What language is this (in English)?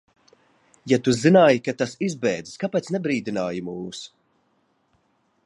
Latvian